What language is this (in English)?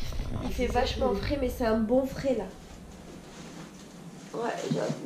French